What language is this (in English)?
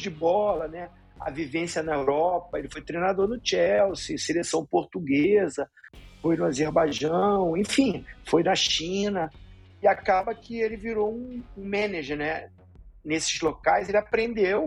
Portuguese